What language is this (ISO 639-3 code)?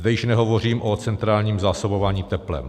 ces